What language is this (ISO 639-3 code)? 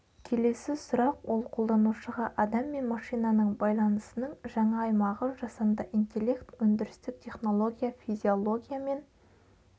kaz